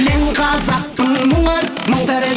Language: Kazakh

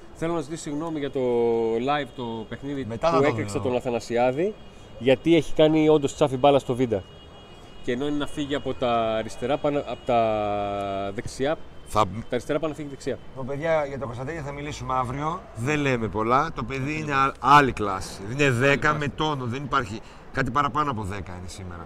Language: Greek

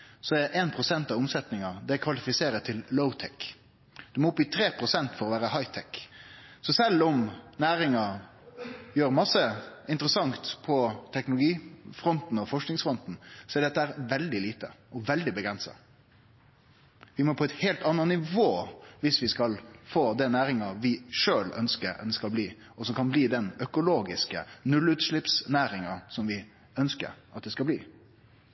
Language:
Norwegian Nynorsk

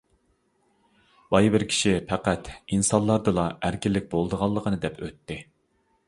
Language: Uyghur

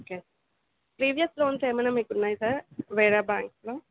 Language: Telugu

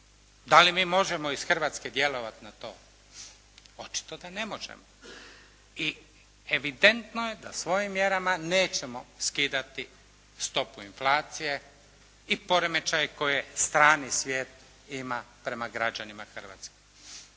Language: Croatian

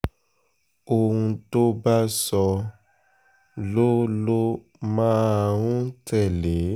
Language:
Yoruba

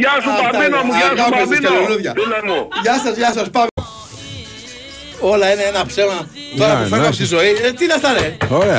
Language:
Greek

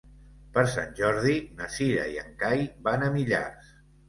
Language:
Catalan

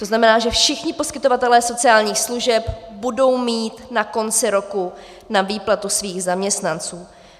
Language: Czech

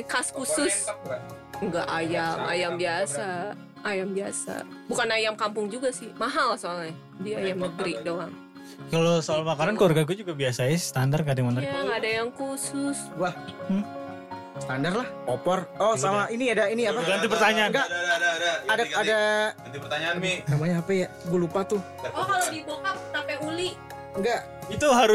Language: Indonesian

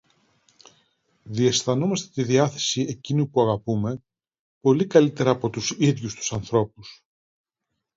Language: Greek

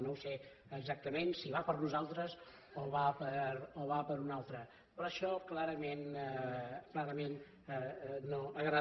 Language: Catalan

